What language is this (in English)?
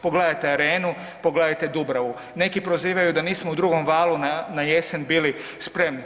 Croatian